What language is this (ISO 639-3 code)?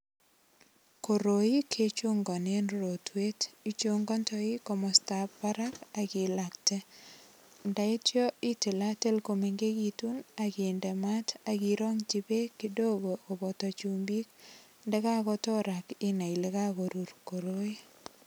kln